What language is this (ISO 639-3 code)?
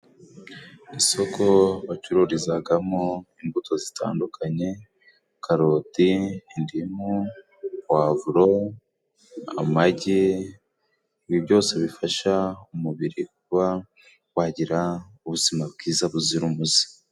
kin